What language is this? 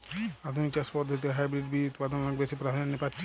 Bangla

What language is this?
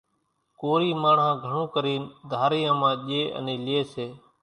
Kachi Koli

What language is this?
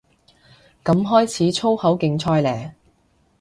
Cantonese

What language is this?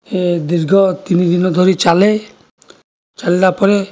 Odia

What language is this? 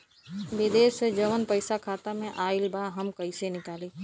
Bhojpuri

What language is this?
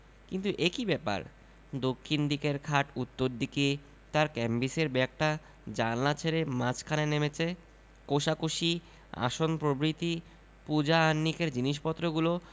Bangla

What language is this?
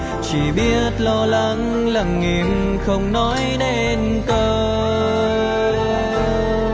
Vietnamese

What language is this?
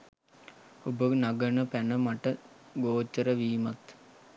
Sinhala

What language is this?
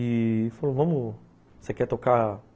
Portuguese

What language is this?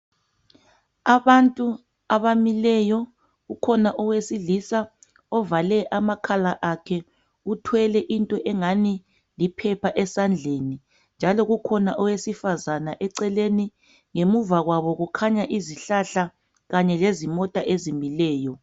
North Ndebele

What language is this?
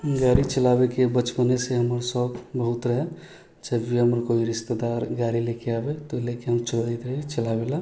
Maithili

